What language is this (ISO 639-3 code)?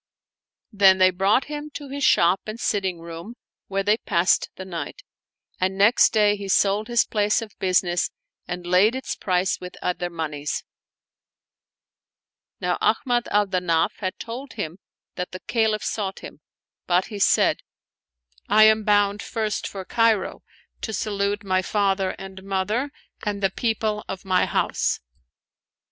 eng